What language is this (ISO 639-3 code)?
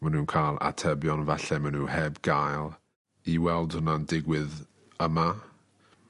cym